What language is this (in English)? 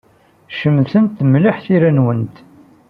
Kabyle